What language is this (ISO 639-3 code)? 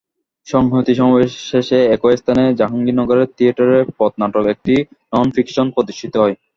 ben